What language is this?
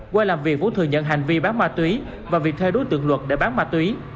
Vietnamese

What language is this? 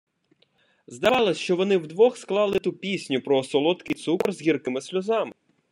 Ukrainian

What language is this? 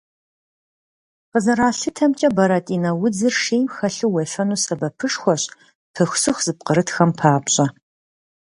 Kabardian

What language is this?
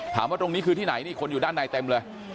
Thai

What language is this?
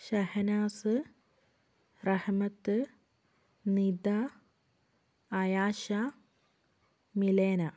Malayalam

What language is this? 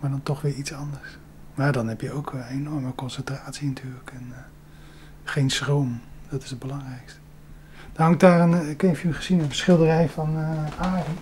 Dutch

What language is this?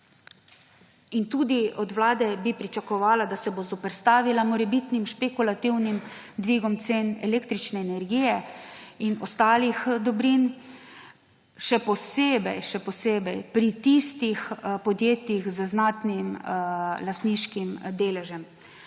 Slovenian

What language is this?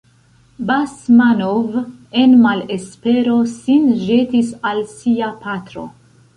Esperanto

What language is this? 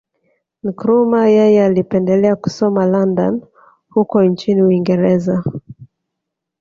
Swahili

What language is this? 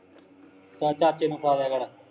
Punjabi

